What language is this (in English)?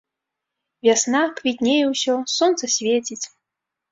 Belarusian